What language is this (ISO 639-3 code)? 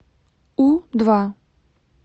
rus